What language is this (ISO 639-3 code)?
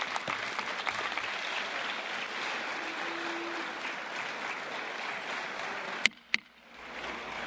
spa